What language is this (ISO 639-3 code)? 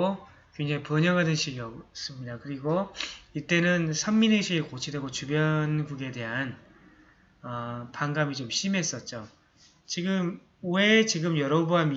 kor